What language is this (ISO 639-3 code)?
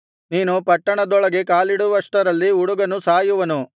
kan